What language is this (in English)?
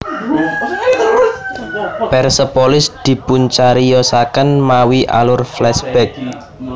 Javanese